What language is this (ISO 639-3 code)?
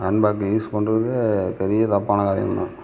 tam